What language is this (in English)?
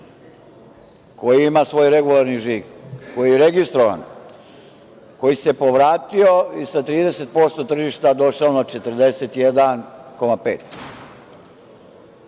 Serbian